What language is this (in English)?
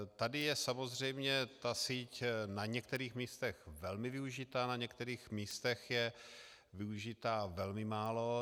Czech